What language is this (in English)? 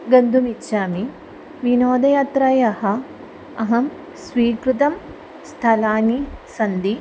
Sanskrit